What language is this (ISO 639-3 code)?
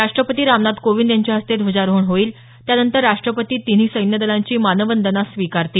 mar